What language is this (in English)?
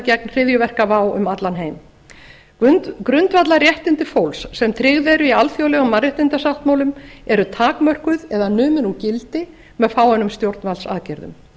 Icelandic